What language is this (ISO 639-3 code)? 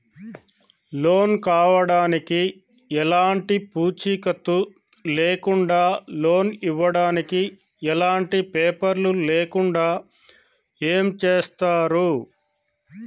tel